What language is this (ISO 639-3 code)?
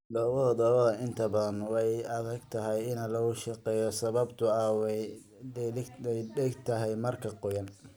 som